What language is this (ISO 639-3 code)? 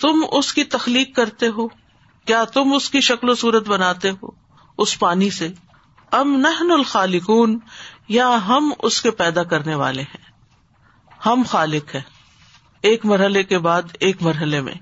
urd